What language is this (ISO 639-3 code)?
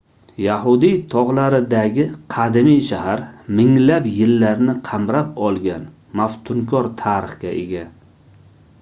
uzb